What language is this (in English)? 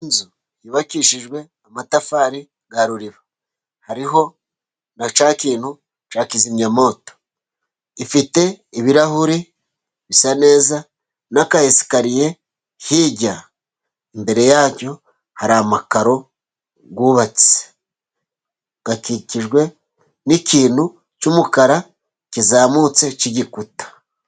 Kinyarwanda